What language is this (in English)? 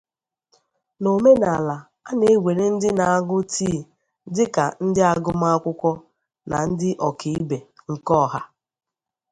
Igbo